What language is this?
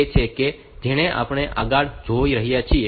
Gujarati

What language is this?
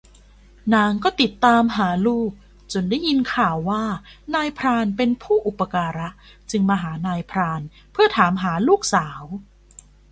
Thai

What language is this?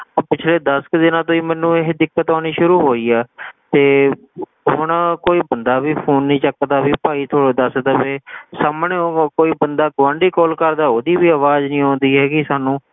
Punjabi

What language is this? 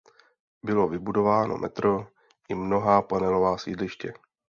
Czech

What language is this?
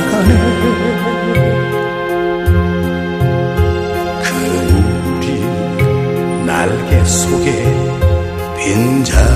Vietnamese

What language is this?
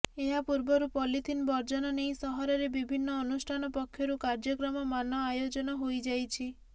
Odia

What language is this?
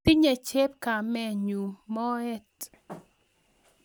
Kalenjin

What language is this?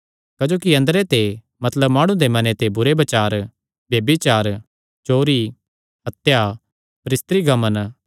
Kangri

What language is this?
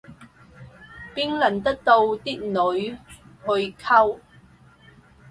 Cantonese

